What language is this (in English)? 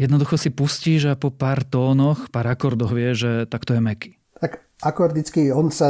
Slovak